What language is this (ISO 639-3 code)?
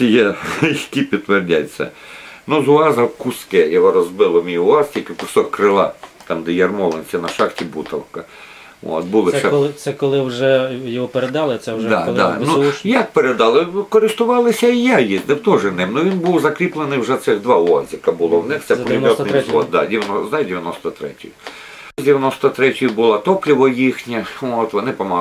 ukr